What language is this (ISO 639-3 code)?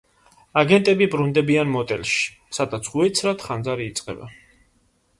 kat